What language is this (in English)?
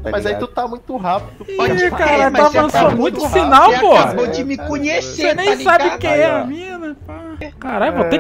Portuguese